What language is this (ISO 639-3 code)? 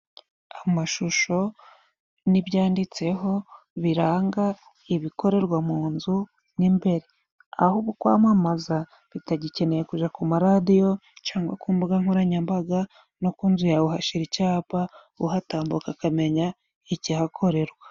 kin